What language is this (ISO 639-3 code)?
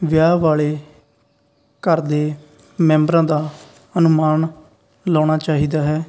pan